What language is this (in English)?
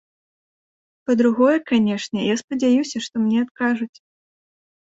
Belarusian